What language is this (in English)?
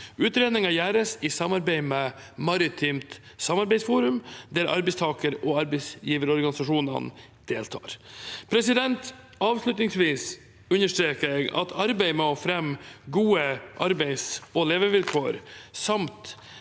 Norwegian